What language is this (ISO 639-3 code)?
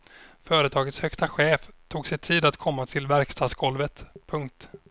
swe